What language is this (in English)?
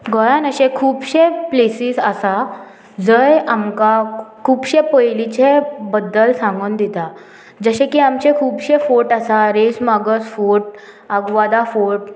Konkani